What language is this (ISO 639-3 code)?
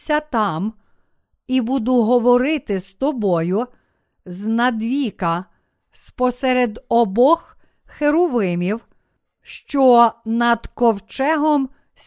ukr